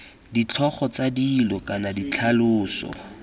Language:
Tswana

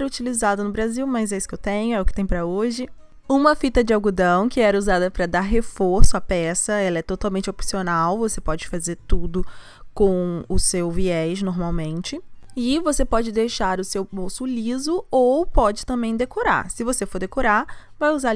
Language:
Portuguese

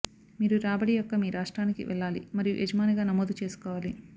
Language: Telugu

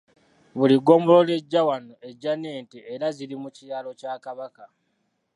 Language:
Ganda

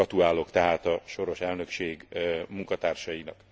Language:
Hungarian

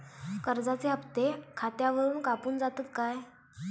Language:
Marathi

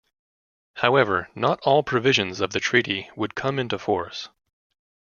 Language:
English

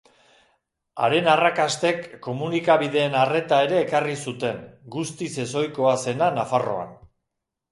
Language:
Basque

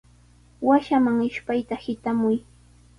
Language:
Sihuas Ancash Quechua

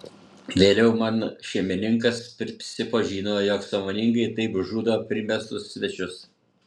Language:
Lithuanian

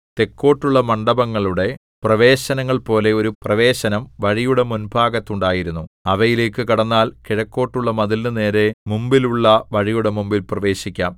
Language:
Malayalam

